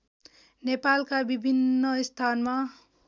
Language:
Nepali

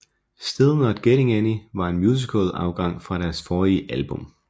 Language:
Danish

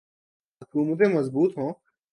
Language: Urdu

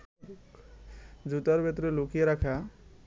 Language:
Bangla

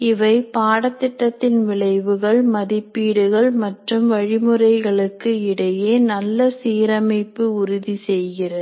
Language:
Tamil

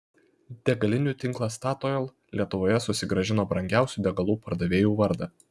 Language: Lithuanian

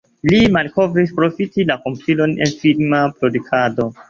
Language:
Esperanto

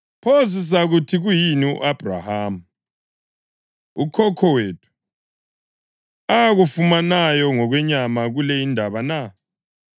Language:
North Ndebele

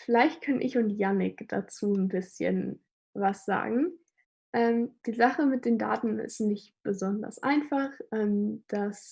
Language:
German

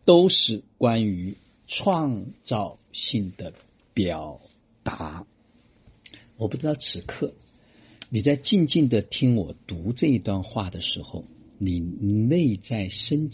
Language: Chinese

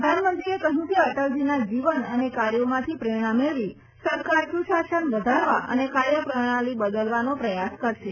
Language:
Gujarati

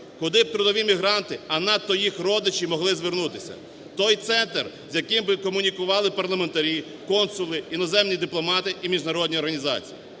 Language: Ukrainian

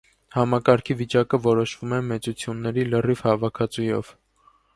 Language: Armenian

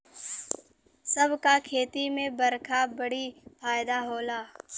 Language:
Bhojpuri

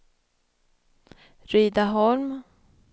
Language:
Swedish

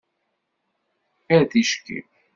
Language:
Kabyle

